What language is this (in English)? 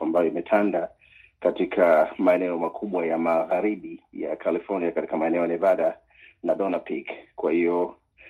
Swahili